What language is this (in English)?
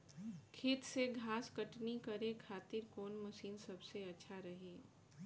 Bhojpuri